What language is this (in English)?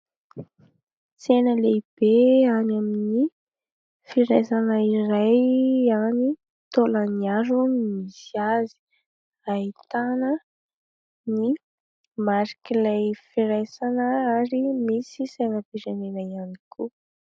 Malagasy